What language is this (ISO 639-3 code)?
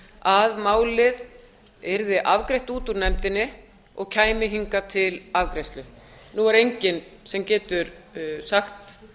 isl